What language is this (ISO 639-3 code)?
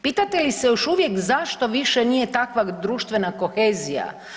hrv